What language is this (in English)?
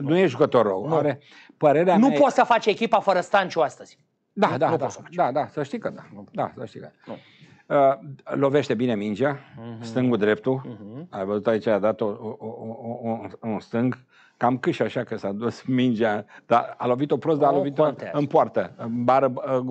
Romanian